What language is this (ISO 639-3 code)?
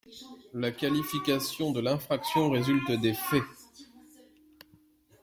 fra